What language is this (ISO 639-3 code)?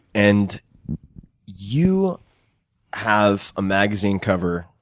eng